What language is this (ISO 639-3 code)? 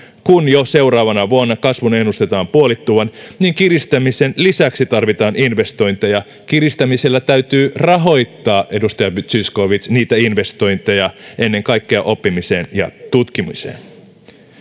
fin